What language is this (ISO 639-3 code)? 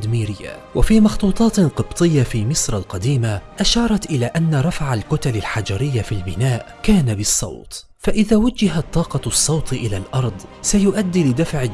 ara